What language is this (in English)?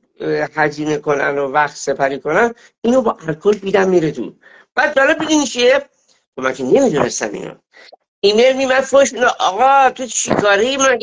Persian